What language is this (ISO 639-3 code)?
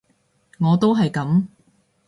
yue